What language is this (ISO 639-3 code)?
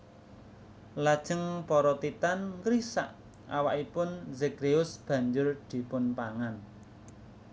jav